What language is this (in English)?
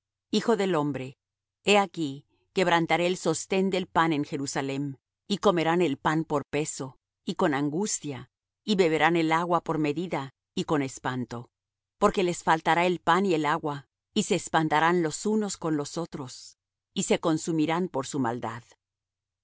Spanish